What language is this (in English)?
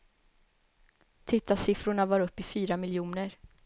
Swedish